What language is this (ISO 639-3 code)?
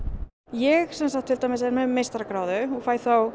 isl